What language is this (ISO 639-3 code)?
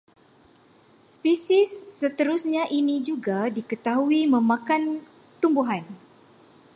msa